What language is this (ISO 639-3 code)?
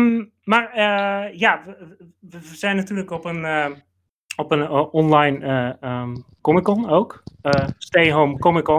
nld